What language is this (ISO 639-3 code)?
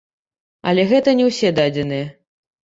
bel